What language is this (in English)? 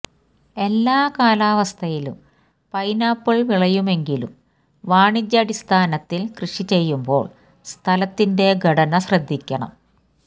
Malayalam